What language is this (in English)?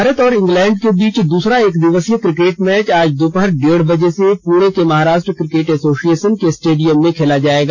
Hindi